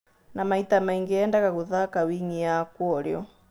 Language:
Kikuyu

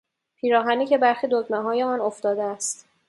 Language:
Persian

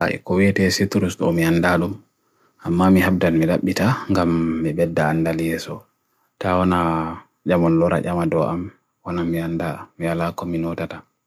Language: Bagirmi Fulfulde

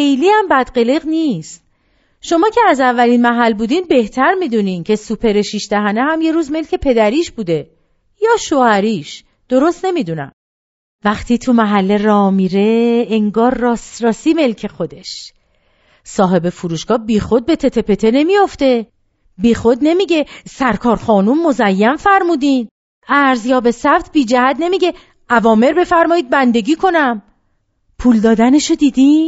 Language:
Persian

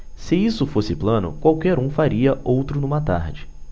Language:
Portuguese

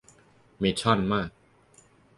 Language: Thai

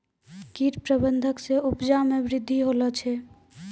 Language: Maithili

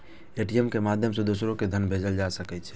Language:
Maithili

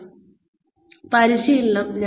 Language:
Malayalam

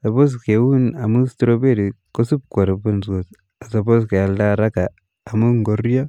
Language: Kalenjin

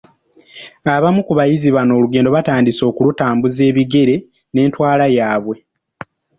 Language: Ganda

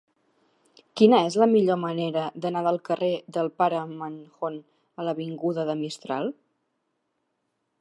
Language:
Catalan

